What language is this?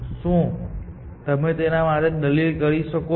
Gujarati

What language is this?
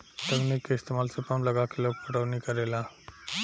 Bhojpuri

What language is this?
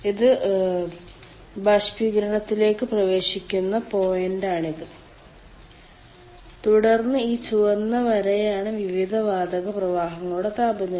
Malayalam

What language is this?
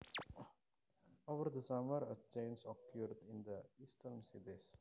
Javanese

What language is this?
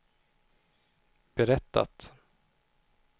Swedish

